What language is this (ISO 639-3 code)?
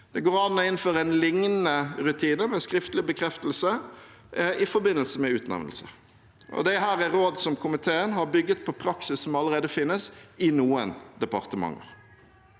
nor